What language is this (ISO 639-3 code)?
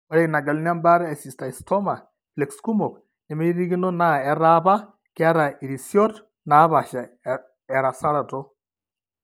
mas